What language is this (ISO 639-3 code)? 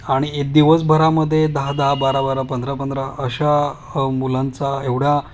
mar